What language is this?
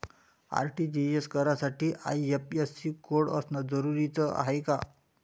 Marathi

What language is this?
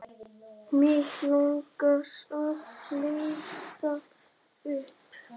Icelandic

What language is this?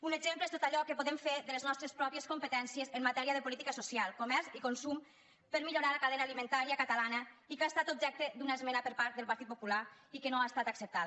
Catalan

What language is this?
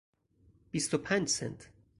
Persian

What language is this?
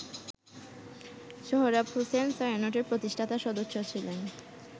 Bangla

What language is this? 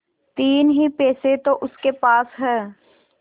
Hindi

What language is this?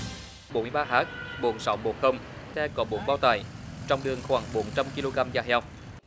Vietnamese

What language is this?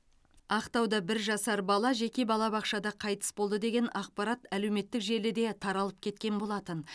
Kazakh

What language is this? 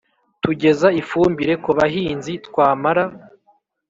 Kinyarwanda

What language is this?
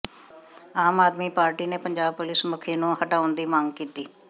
Punjabi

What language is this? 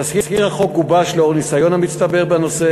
Hebrew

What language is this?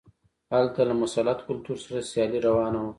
Pashto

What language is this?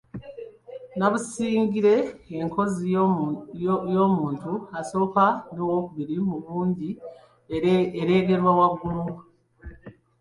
Ganda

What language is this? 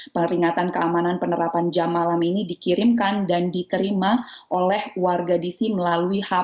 Indonesian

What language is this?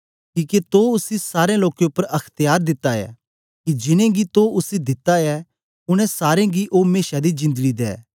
Dogri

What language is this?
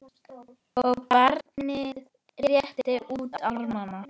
Icelandic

